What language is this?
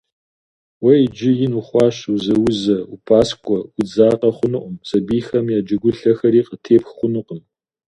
Kabardian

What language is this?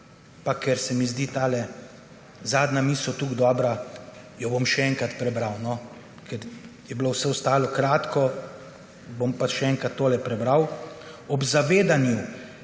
Slovenian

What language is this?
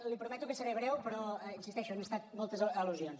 Catalan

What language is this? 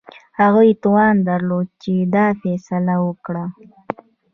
Pashto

